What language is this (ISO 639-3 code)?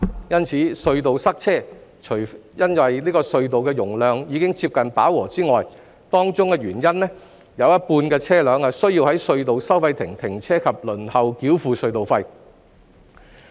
yue